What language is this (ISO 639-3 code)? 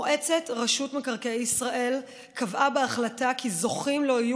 heb